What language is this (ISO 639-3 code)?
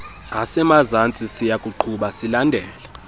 xho